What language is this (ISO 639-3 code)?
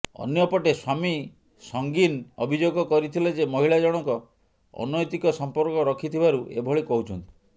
ori